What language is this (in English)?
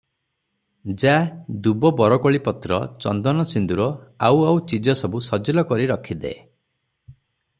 Odia